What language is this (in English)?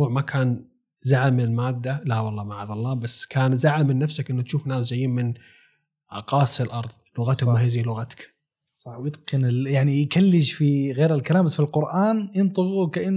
Arabic